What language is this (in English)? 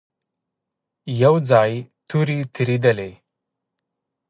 Pashto